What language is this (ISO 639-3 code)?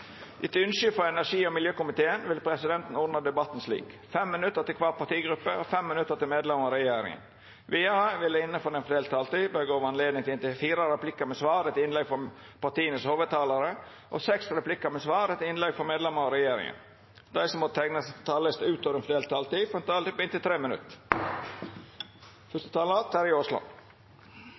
nno